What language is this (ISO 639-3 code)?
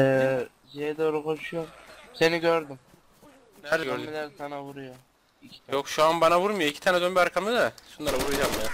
tur